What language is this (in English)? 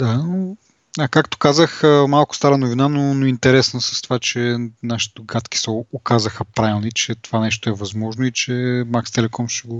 Bulgarian